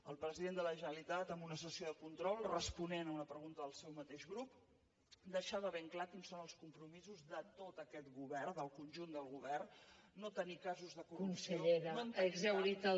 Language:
Catalan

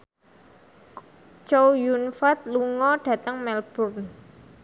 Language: Javanese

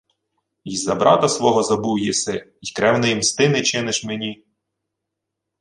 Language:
Ukrainian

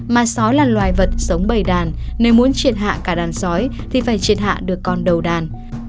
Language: Vietnamese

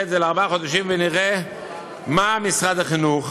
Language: Hebrew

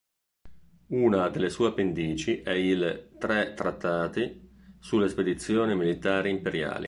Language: Italian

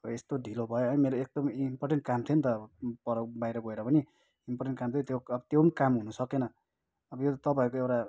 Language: Nepali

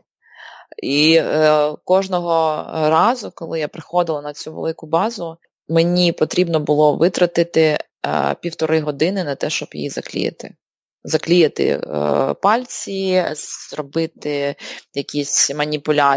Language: Ukrainian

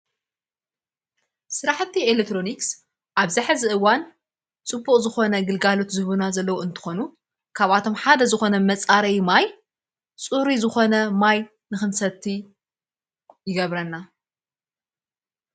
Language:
Tigrinya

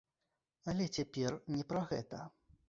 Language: Belarusian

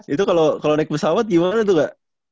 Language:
Indonesian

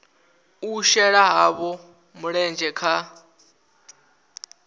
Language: Venda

